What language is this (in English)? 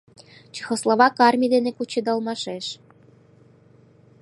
Mari